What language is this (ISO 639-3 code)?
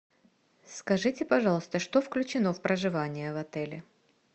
rus